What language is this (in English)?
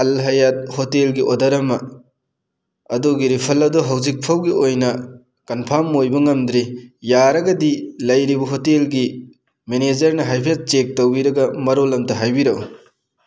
Manipuri